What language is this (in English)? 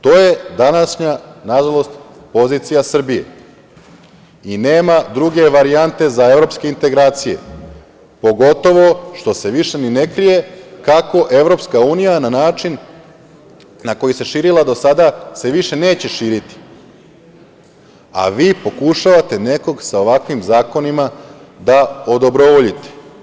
Serbian